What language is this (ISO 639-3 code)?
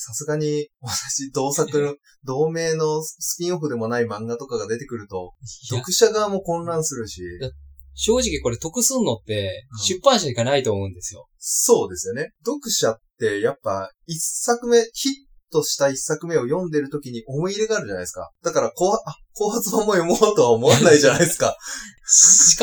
jpn